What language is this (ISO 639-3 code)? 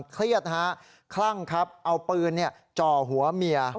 tha